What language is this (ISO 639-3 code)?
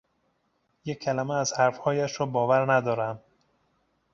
fas